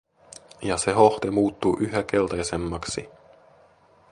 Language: Finnish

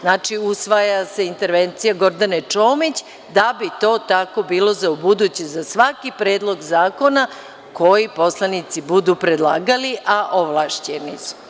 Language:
Serbian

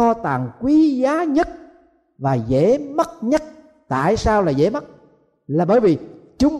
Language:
Vietnamese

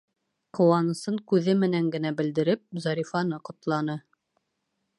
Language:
Bashkir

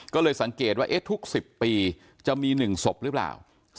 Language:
Thai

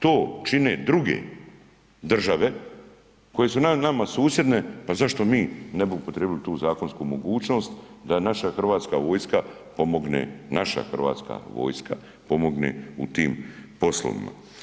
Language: Croatian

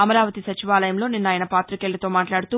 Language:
Telugu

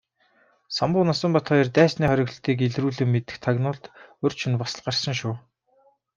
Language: Mongolian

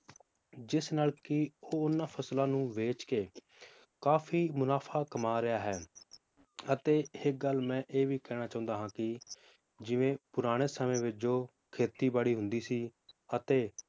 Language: Punjabi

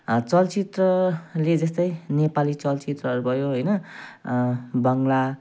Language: Nepali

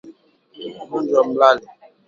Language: Swahili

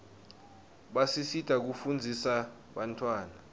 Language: Swati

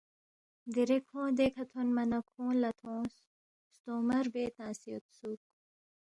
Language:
Balti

